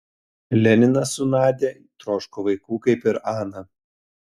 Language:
Lithuanian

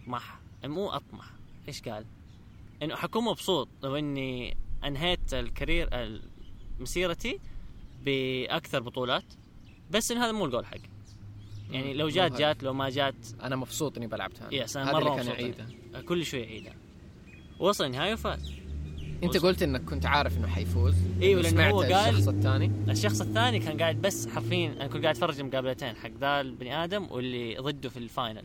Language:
Arabic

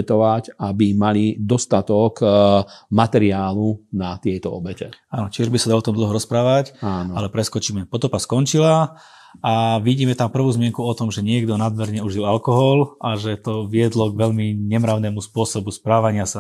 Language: Slovak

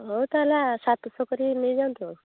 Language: Odia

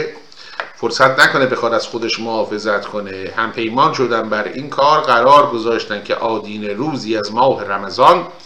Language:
Persian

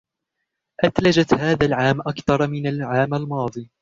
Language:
Arabic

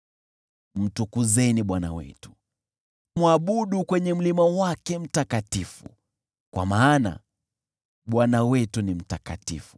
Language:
Swahili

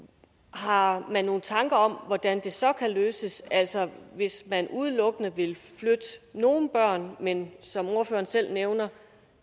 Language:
Danish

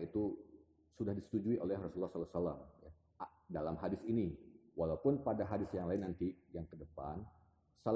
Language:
Indonesian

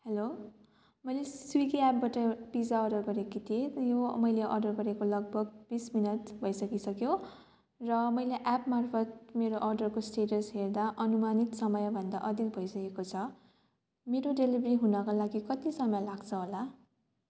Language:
Nepali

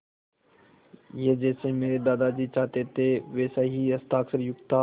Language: Hindi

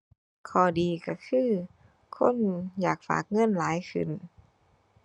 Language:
Thai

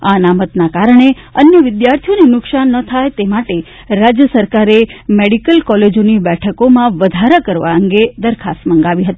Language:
Gujarati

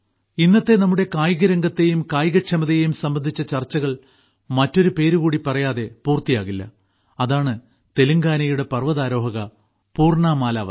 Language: Malayalam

